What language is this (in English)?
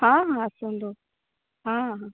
Odia